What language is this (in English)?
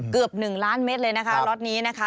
Thai